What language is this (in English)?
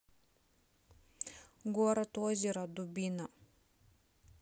Russian